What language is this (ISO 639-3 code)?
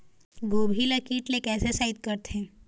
hne